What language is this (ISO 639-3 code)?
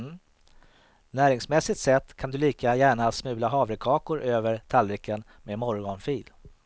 swe